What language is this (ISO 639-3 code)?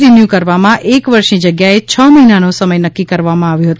guj